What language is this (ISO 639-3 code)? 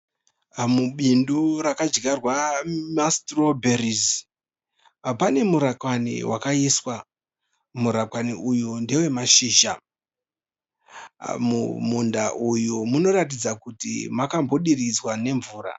sna